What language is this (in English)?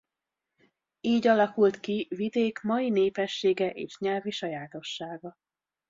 Hungarian